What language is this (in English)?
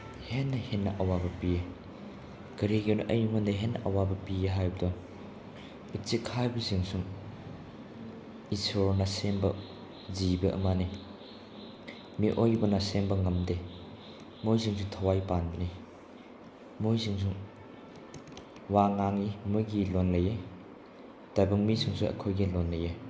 Manipuri